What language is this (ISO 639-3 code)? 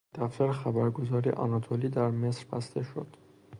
fas